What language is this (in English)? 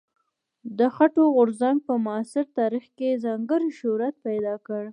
Pashto